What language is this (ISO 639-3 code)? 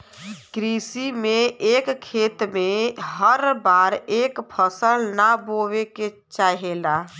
bho